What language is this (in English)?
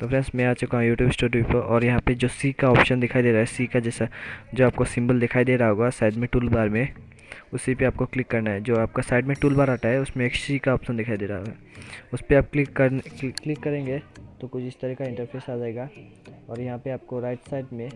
Hindi